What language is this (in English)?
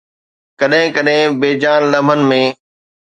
Sindhi